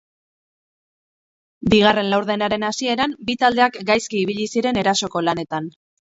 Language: Basque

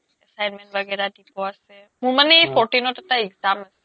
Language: Assamese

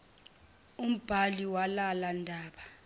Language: Zulu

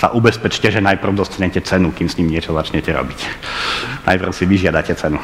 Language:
Slovak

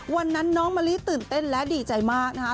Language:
Thai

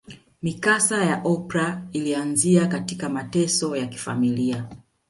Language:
Swahili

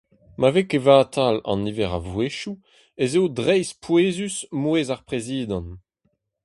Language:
Breton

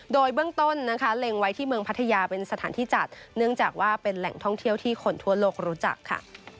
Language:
Thai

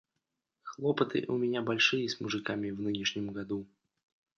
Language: Russian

